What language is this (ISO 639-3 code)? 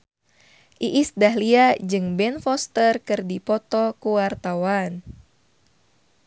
sun